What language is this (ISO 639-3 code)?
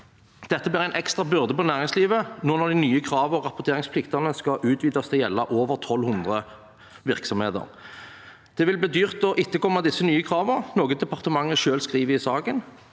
nor